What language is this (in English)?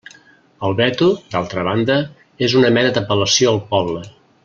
Catalan